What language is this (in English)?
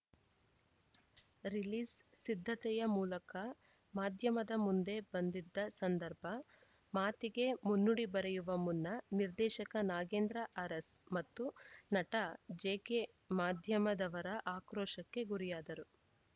Kannada